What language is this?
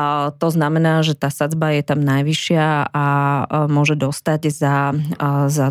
Slovak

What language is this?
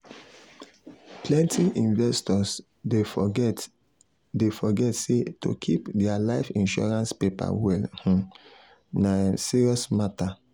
Nigerian Pidgin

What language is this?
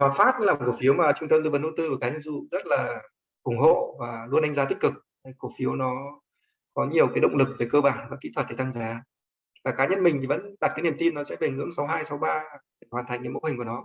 Vietnamese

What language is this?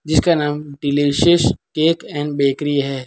Hindi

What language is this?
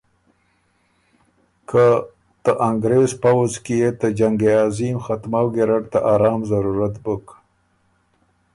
Ormuri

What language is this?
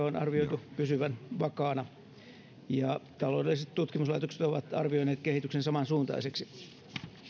Finnish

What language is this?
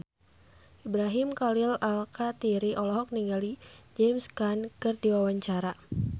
Sundanese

